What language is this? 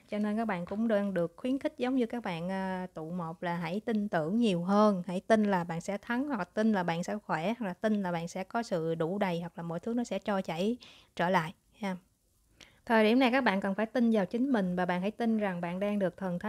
Vietnamese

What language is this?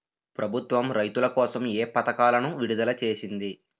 Telugu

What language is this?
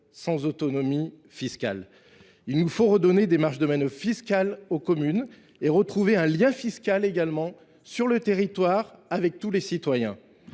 French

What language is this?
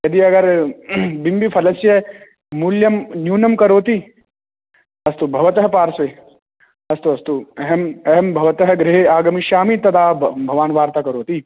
Sanskrit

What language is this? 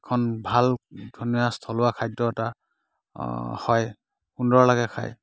Assamese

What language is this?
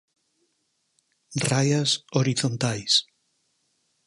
Galician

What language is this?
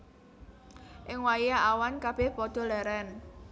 Javanese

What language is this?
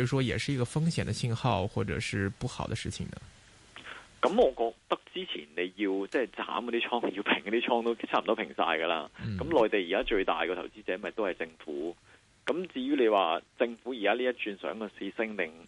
Chinese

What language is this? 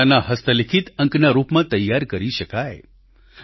Gujarati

